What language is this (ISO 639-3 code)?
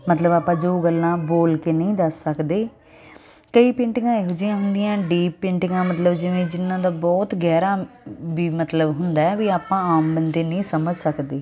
pan